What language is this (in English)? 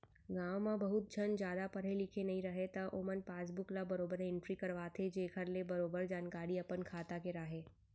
Chhattisgarhi